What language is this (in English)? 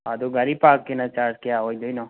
Manipuri